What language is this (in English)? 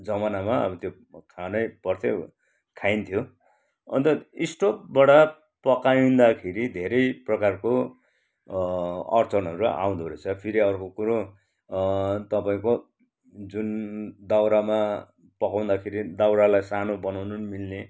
Nepali